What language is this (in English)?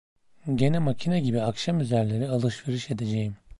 Turkish